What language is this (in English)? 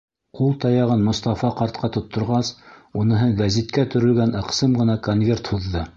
Bashkir